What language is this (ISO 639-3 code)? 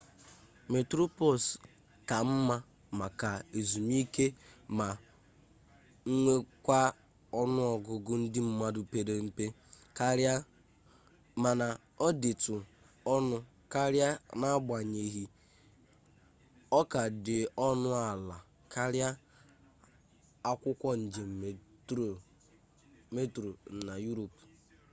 ibo